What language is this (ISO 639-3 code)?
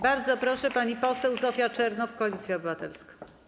pol